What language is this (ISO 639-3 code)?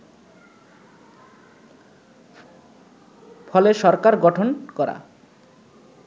ben